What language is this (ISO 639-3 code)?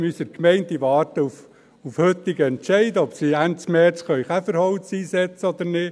gsw